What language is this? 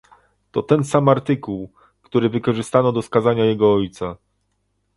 Polish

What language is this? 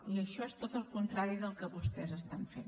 Catalan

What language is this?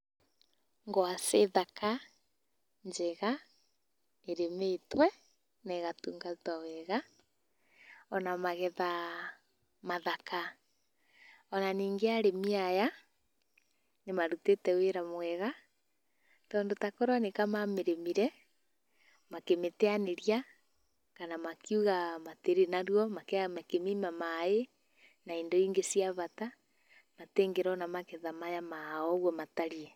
Kikuyu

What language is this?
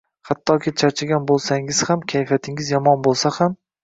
Uzbek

